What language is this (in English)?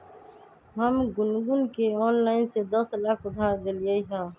Magahi